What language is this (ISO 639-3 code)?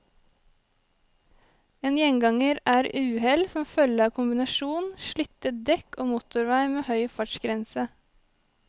nor